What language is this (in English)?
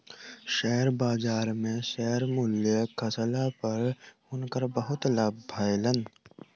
Maithili